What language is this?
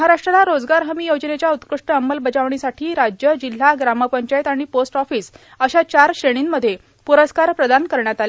Marathi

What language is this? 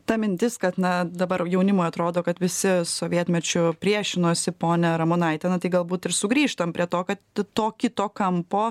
Lithuanian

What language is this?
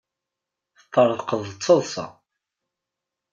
Kabyle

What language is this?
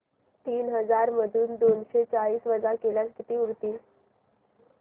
Marathi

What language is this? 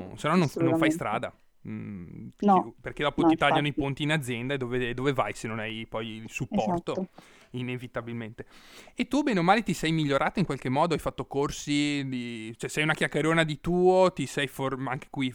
Italian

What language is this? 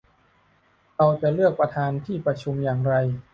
Thai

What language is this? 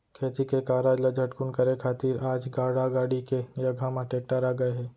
Chhattisgarhi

